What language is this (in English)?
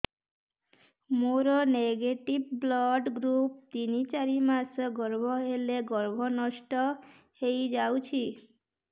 Odia